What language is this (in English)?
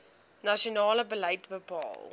Afrikaans